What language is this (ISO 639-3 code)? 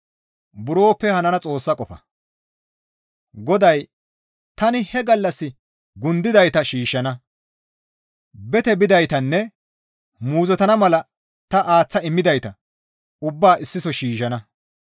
gmv